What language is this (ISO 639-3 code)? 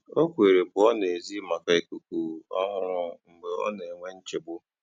ibo